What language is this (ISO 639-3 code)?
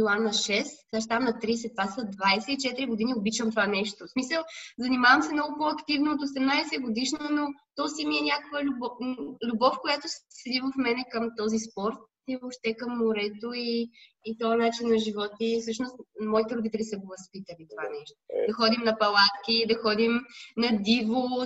bul